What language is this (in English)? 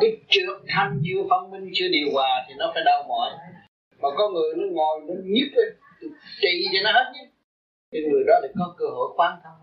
Vietnamese